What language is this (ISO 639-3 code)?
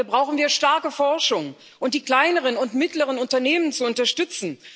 deu